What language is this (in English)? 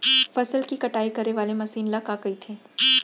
Chhattisgarhi